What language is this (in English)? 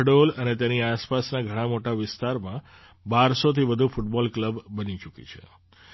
Gujarati